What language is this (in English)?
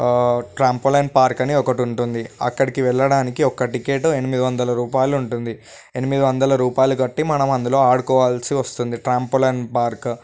Telugu